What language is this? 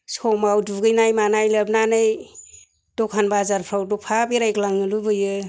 Bodo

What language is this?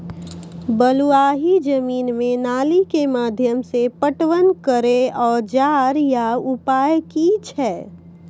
Maithili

